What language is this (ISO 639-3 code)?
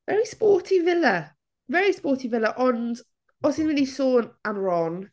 cym